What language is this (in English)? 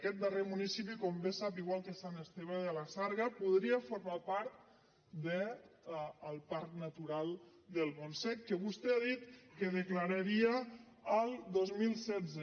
Catalan